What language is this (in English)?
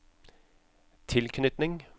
Norwegian